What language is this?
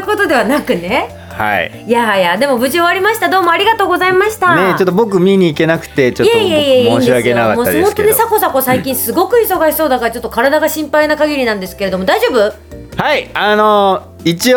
Japanese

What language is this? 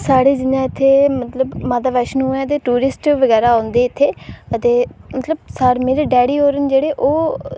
Dogri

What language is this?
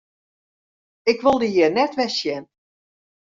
Western Frisian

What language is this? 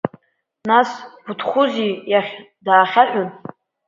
Abkhazian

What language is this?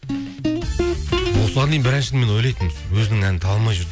Kazakh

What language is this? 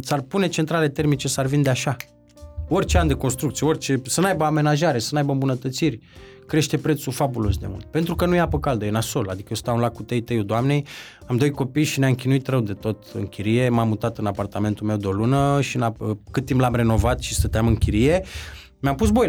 Romanian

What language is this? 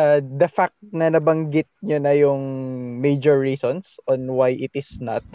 Filipino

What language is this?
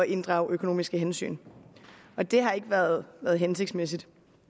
Danish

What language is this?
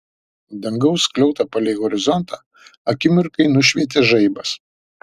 Lithuanian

